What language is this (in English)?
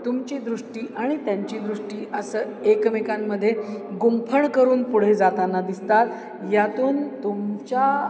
Marathi